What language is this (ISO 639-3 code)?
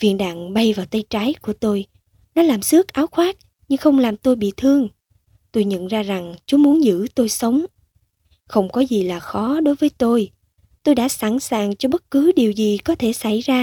vie